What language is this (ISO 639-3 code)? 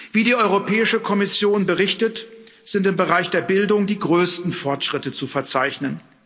deu